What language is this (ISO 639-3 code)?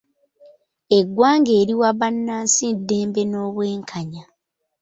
lug